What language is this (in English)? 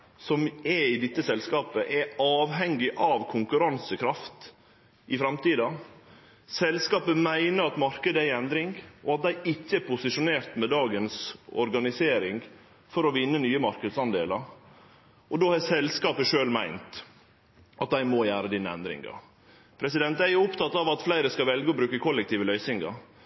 Norwegian Nynorsk